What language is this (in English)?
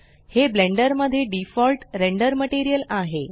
Marathi